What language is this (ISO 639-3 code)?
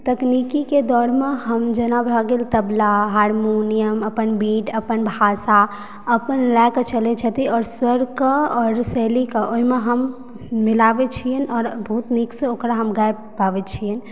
mai